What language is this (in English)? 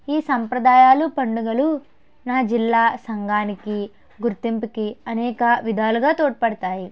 Telugu